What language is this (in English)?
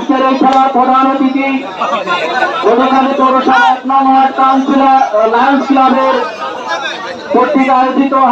Arabic